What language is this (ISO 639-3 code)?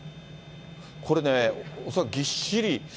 jpn